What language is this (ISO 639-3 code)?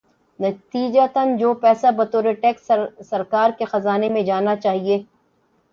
urd